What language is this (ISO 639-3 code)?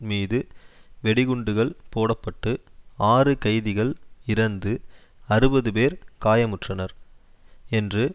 tam